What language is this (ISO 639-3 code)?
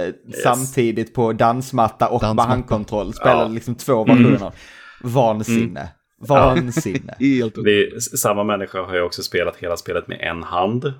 swe